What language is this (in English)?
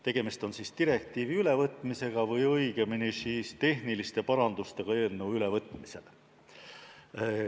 Estonian